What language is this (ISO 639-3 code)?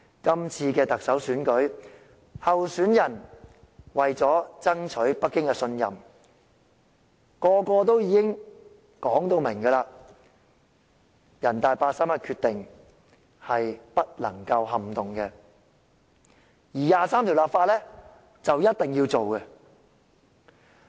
yue